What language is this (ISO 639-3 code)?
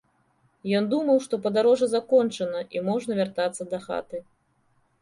bel